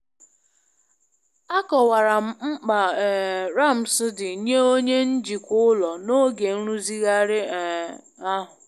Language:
Igbo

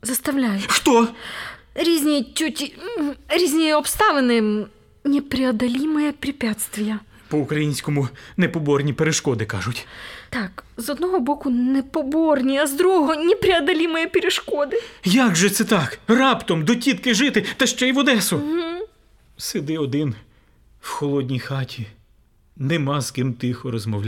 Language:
Ukrainian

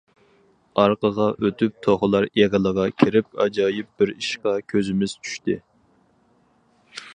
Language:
Uyghur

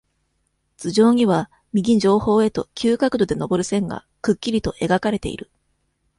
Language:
Japanese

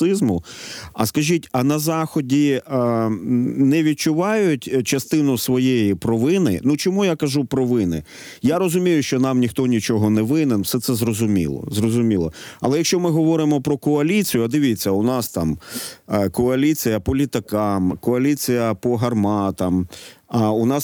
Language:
Ukrainian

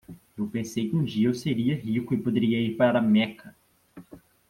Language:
Portuguese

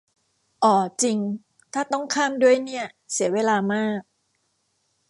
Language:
Thai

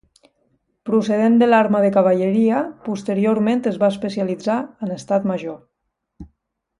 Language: Catalan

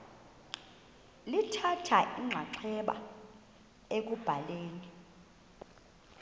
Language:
Xhosa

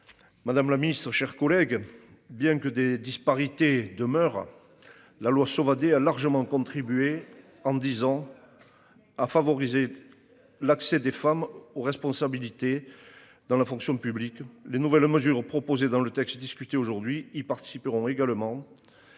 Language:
French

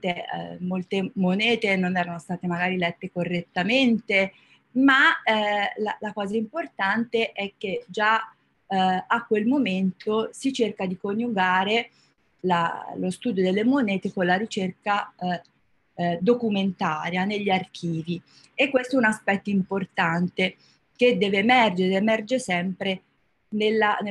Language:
Italian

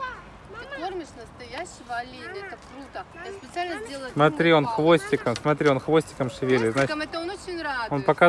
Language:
Russian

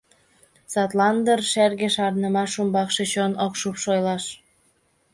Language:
Mari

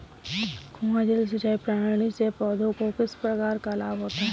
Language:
Hindi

